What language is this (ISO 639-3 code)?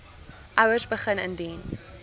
afr